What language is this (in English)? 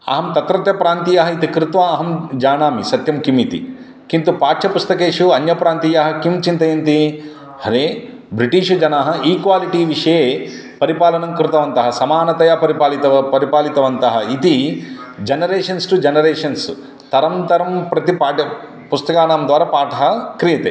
Sanskrit